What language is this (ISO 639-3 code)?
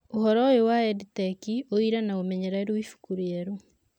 kik